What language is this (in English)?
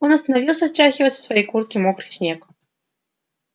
Russian